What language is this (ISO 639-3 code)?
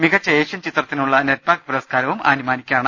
mal